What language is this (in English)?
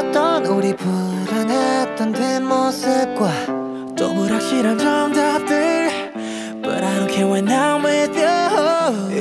Korean